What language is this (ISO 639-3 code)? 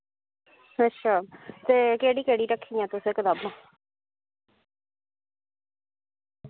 doi